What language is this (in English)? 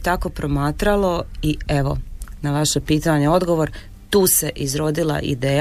Croatian